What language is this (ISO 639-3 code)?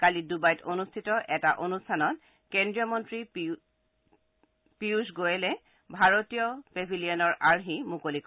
asm